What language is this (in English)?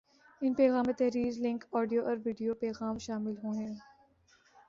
Urdu